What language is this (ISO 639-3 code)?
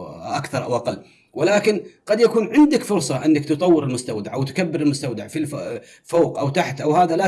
ara